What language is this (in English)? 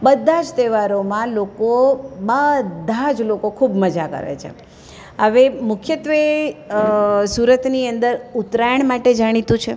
Gujarati